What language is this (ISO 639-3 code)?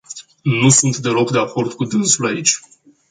ron